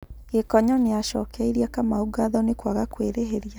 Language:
Kikuyu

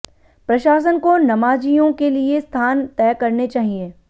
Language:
Hindi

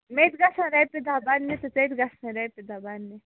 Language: Kashmiri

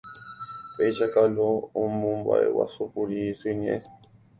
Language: Guarani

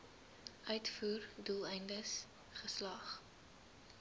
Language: Afrikaans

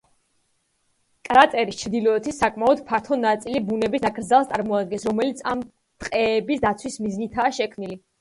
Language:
Georgian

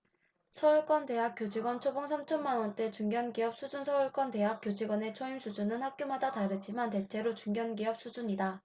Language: Korean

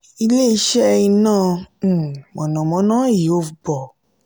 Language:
Yoruba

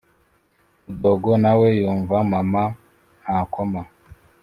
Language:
Kinyarwanda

